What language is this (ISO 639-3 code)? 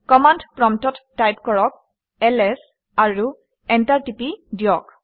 asm